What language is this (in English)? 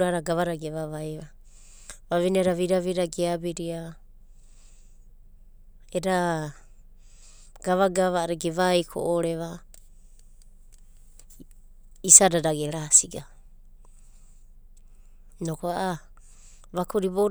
Abadi